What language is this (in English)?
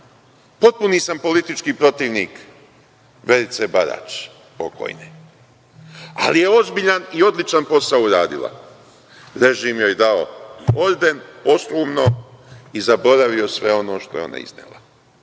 Serbian